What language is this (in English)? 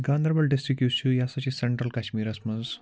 Kashmiri